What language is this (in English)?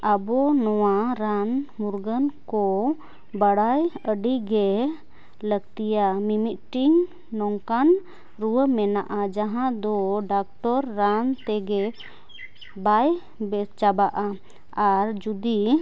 Santali